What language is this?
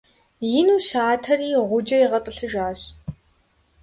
Kabardian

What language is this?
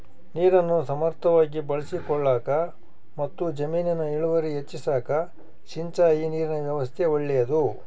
Kannada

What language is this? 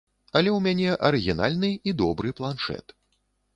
Belarusian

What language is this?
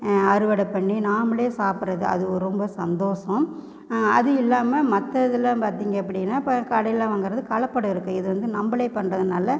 Tamil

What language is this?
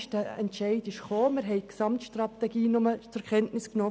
Swiss German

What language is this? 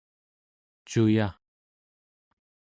Central Yupik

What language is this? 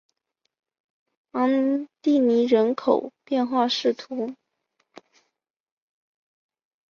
Chinese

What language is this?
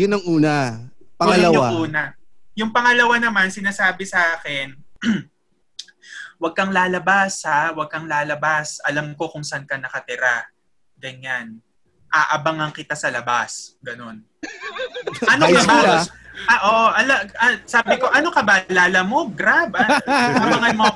Filipino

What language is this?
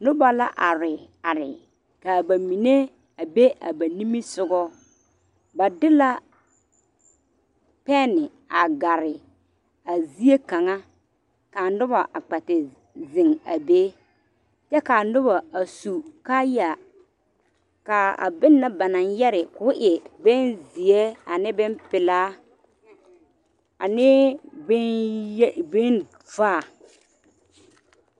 Southern Dagaare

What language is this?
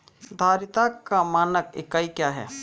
Hindi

